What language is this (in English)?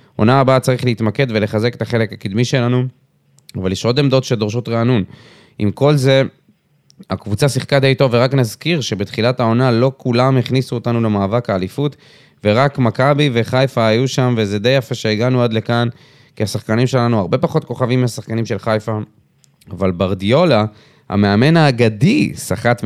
Hebrew